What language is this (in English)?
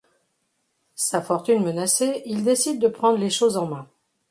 French